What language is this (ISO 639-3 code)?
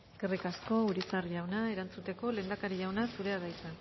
eus